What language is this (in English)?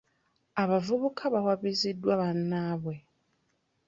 Ganda